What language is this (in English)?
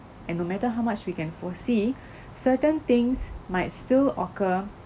English